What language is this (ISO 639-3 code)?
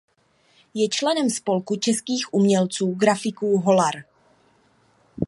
ces